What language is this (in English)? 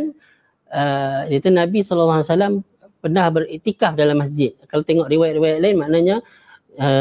Malay